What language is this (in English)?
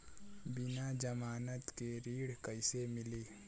Bhojpuri